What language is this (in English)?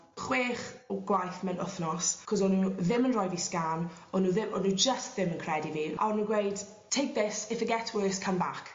Welsh